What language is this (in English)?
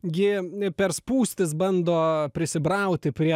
Lithuanian